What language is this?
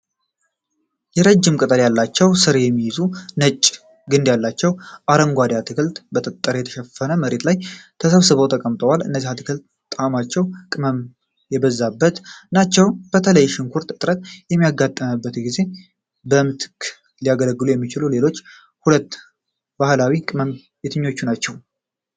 Amharic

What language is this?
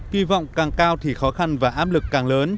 Vietnamese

